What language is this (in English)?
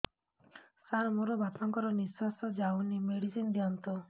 Odia